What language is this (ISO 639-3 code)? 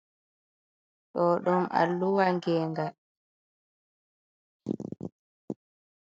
ful